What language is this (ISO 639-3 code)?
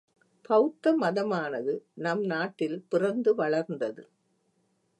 tam